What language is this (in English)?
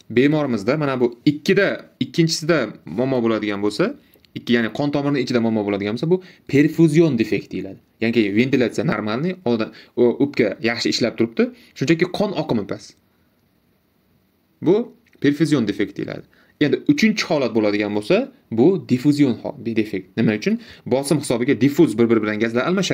Turkish